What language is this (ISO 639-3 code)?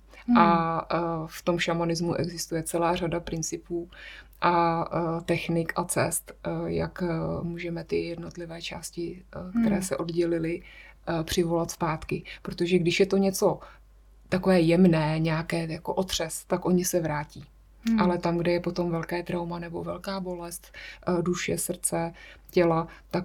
ces